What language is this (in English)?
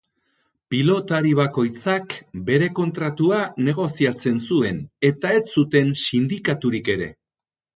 Basque